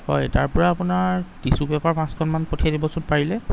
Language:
Assamese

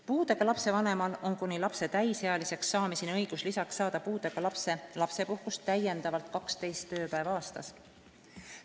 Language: Estonian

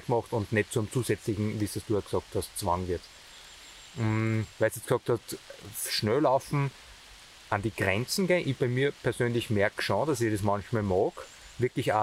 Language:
German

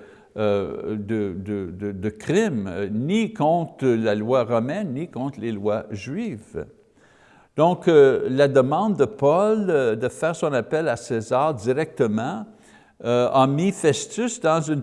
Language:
French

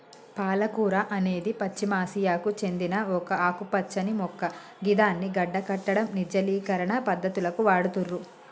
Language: Telugu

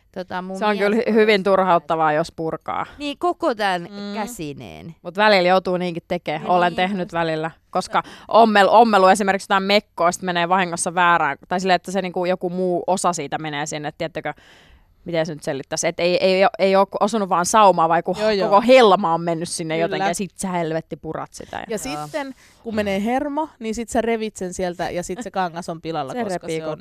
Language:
Finnish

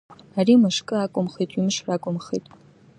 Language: Abkhazian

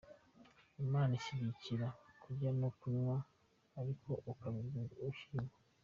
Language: Kinyarwanda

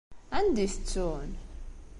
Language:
Kabyle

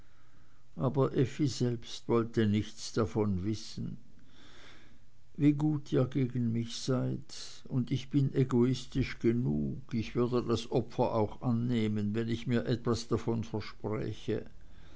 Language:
German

